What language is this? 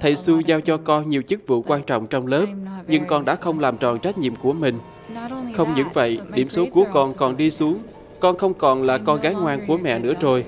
Vietnamese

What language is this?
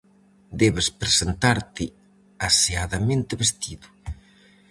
Galician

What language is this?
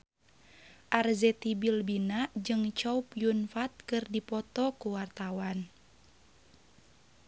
Sundanese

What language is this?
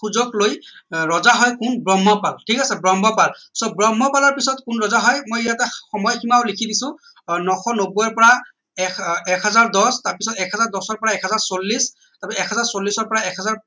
Assamese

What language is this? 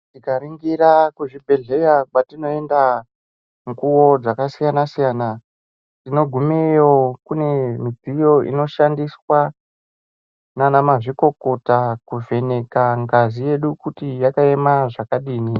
Ndau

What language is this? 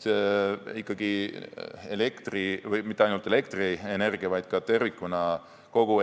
Estonian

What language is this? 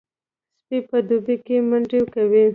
Pashto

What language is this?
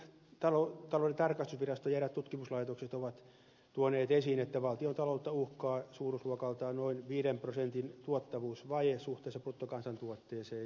Finnish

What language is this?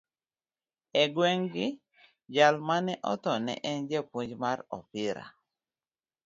Luo (Kenya and Tanzania)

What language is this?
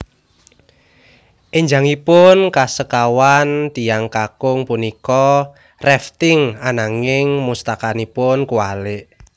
Javanese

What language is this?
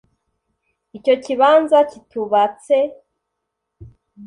Kinyarwanda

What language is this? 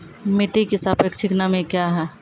Maithili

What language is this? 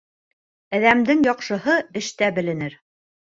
Bashkir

